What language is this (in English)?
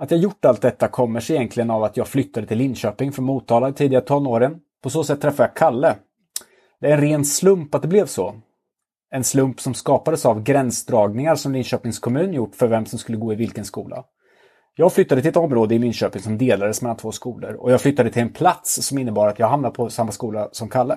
Swedish